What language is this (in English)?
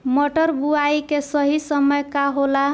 Bhojpuri